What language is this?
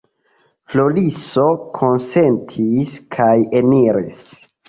Esperanto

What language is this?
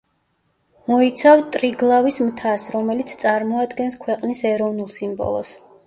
Georgian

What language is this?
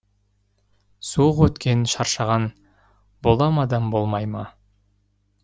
Kazakh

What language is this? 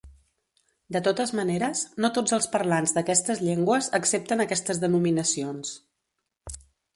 Catalan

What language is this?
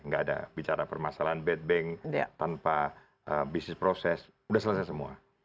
Indonesian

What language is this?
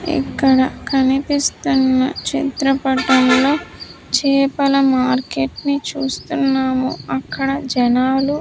Telugu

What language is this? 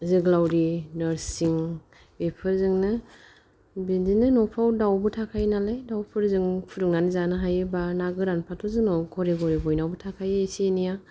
Bodo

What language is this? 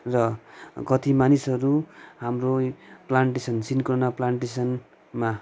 Nepali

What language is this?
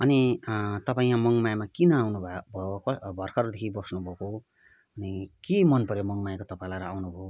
Nepali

